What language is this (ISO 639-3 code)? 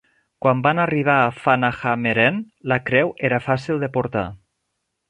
cat